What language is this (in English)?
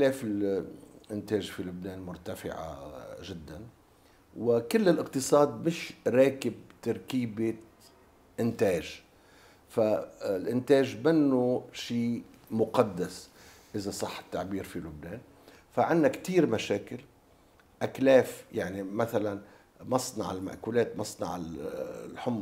Arabic